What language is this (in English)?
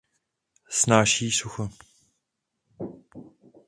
Czech